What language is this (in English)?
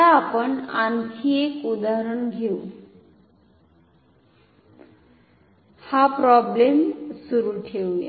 Marathi